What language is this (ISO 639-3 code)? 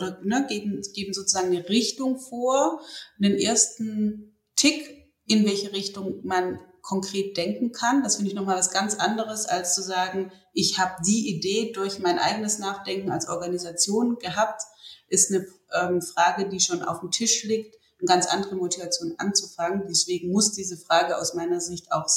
deu